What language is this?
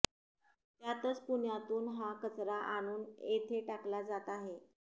Marathi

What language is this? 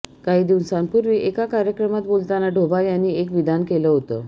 Marathi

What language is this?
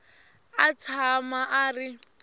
Tsonga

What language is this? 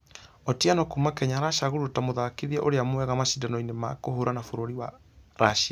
Kikuyu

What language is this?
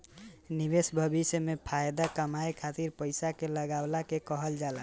Bhojpuri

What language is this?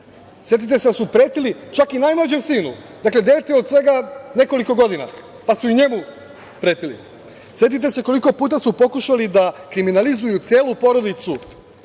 Serbian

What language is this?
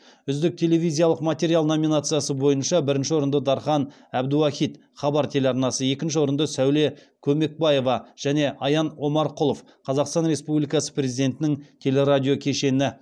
Kazakh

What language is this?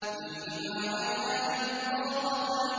Arabic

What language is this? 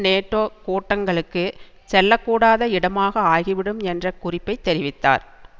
Tamil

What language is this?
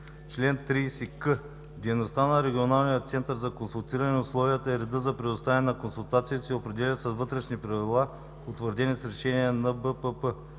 Bulgarian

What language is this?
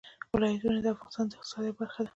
Pashto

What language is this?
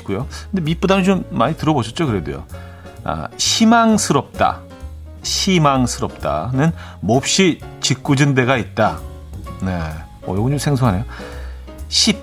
Korean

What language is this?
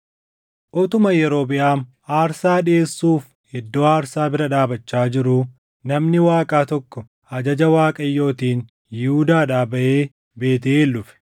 Oromo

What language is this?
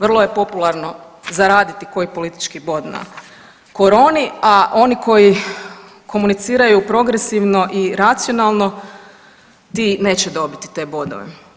Croatian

